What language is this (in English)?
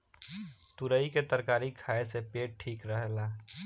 Bhojpuri